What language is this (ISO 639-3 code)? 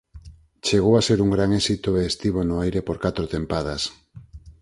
glg